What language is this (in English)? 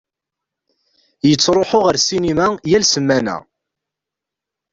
Kabyle